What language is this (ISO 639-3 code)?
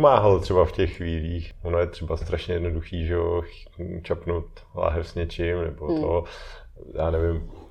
ces